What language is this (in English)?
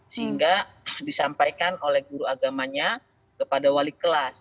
Indonesian